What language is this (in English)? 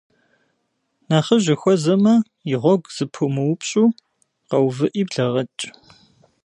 Kabardian